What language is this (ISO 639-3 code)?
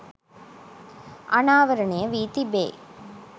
sin